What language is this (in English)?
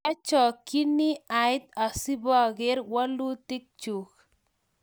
Kalenjin